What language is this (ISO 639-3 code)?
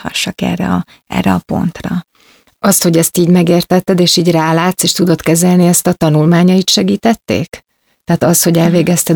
hun